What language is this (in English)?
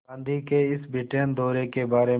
Hindi